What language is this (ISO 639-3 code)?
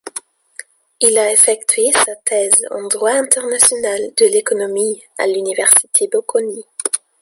fra